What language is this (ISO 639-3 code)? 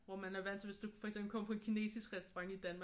dan